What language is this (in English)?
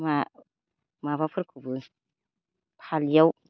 Bodo